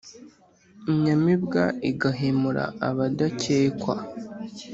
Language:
Kinyarwanda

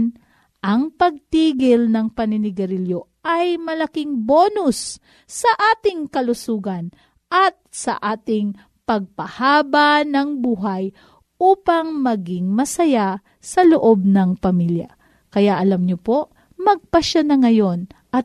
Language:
Filipino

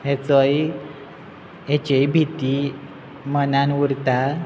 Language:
Konkani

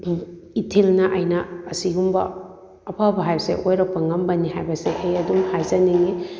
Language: Manipuri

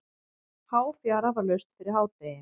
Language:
Icelandic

